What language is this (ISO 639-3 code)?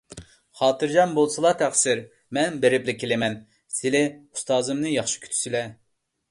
uig